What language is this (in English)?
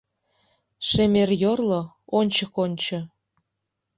Mari